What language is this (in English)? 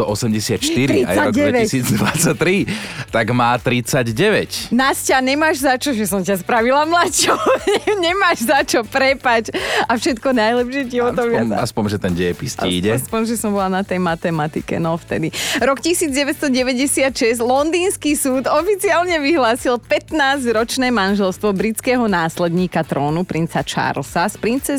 Slovak